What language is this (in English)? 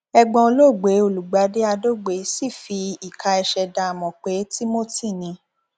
Yoruba